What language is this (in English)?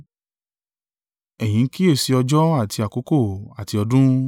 Yoruba